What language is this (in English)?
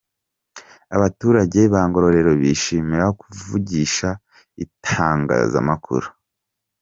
Kinyarwanda